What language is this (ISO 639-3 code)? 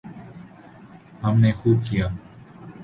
urd